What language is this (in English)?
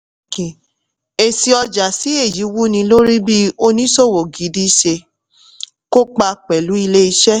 Yoruba